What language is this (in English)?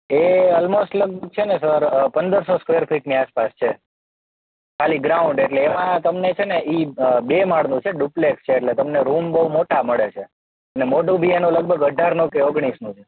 Gujarati